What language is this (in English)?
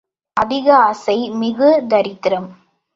Tamil